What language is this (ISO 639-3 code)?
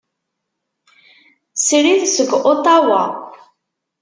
kab